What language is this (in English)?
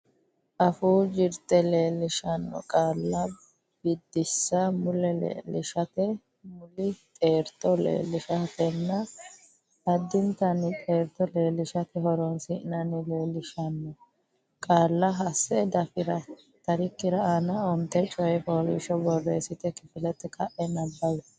Sidamo